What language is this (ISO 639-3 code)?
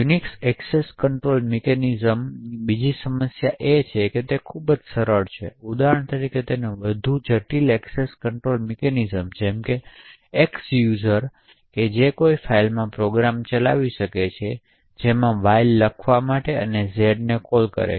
guj